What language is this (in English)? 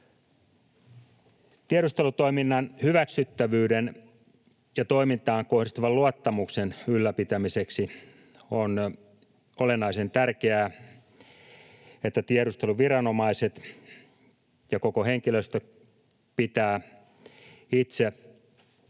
Finnish